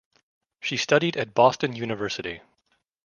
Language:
English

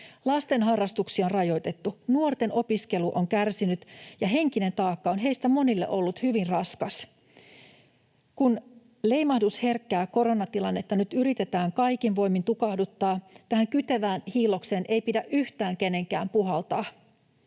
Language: Finnish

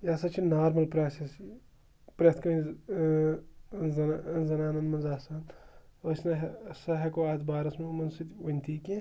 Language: Kashmiri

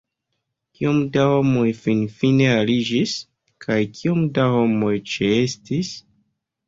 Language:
Esperanto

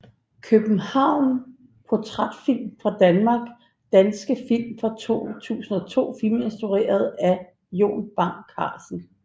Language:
Danish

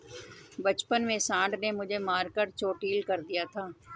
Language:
Hindi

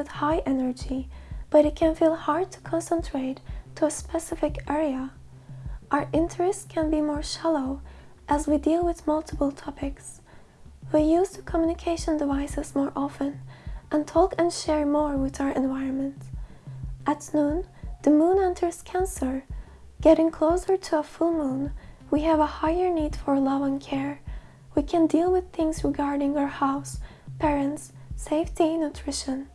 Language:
English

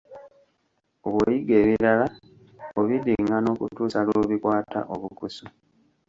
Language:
Ganda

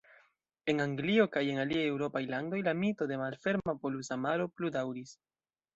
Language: Esperanto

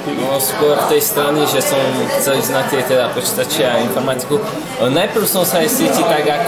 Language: Slovak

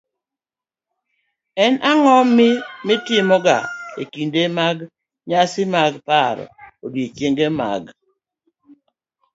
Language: Luo (Kenya and Tanzania)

